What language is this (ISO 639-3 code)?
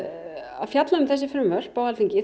isl